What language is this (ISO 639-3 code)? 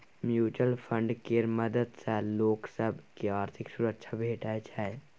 mai